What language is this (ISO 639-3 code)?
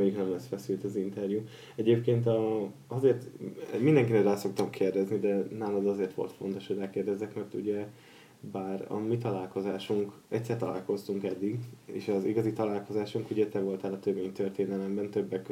hun